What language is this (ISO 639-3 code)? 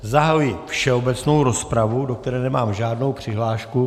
ces